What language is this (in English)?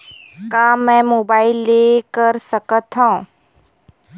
Chhattisgarhi